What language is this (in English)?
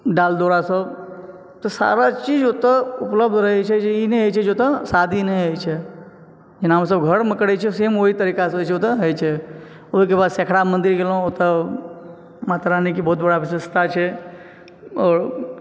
Maithili